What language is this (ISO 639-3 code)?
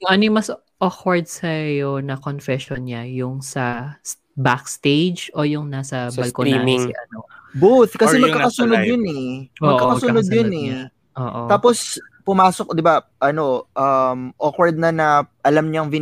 fil